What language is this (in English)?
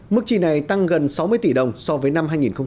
Vietnamese